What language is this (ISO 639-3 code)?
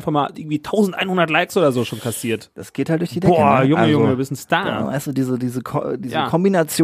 deu